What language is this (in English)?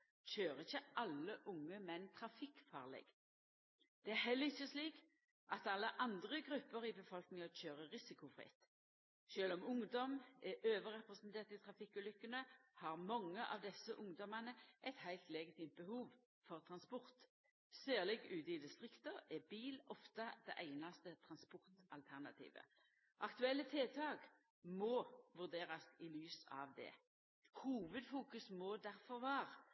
Norwegian Nynorsk